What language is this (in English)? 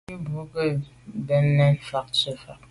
Medumba